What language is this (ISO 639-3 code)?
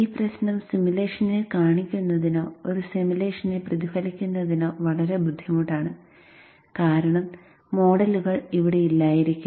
mal